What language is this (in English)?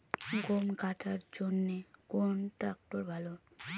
Bangla